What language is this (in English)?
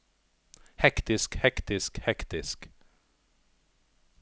Norwegian